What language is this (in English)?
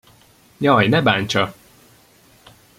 Hungarian